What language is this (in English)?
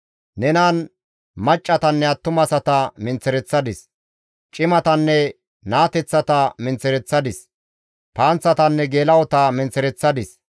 Gamo